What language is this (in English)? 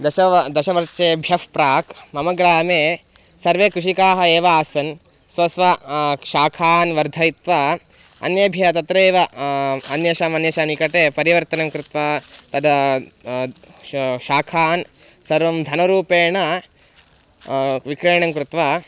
Sanskrit